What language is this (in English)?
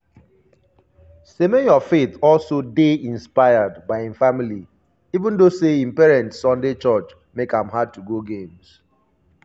Nigerian Pidgin